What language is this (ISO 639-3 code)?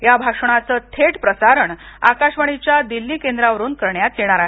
mar